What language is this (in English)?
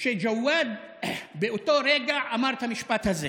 Hebrew